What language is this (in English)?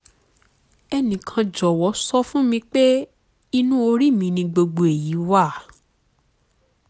Yoruba